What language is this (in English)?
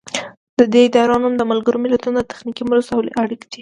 Pashto